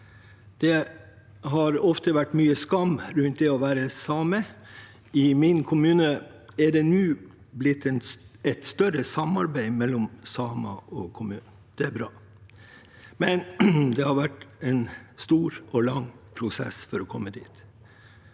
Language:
Norwegian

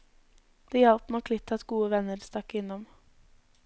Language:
Norwegian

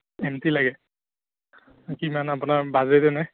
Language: Assamese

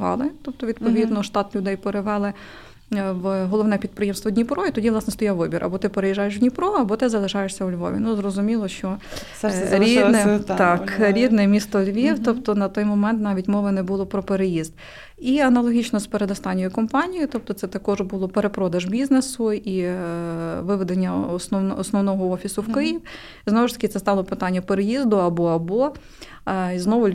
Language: Ukrainian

